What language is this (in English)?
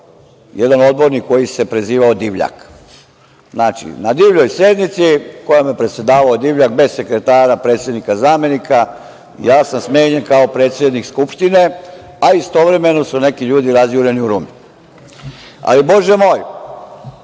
Serbian